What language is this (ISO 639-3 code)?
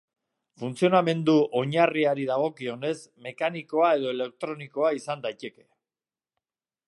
eus